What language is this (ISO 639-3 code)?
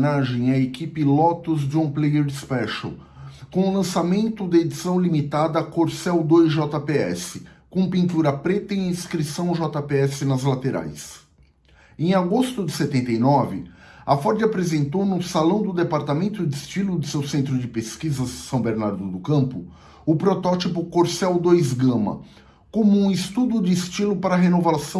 por